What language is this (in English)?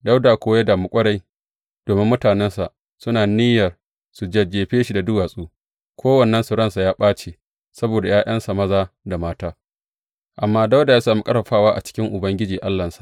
Hausa